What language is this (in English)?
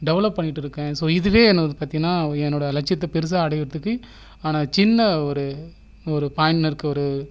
Tamil